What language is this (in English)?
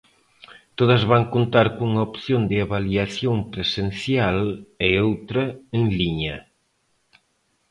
Galician